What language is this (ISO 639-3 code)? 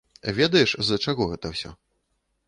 bel